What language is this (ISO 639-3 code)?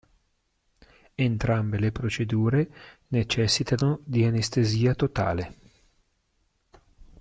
ita